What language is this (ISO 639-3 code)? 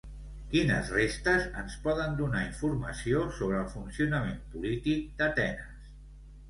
cat